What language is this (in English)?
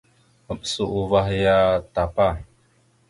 Mada (Cameroon)